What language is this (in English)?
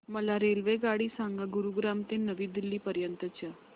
Marathi